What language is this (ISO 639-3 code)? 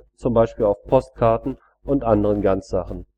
deu